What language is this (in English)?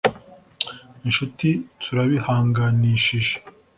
Kinyarwanda